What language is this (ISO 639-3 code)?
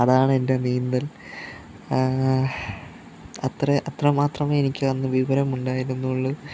mal